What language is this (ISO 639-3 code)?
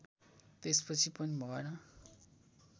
nep